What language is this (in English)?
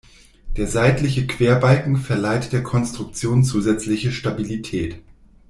German